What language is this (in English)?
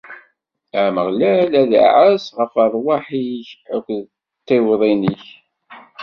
Kabyle